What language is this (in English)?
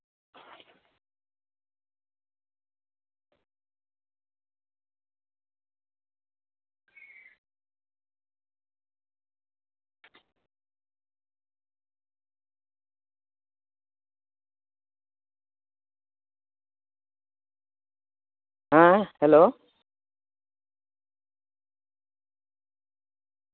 Santali